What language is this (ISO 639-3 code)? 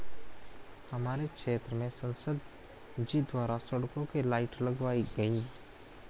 hin